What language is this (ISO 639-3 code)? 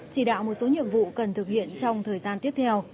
vie